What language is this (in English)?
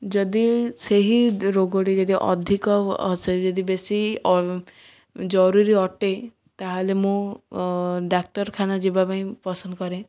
Odia